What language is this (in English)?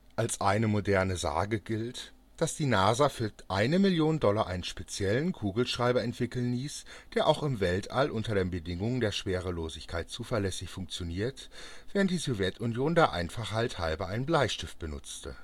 German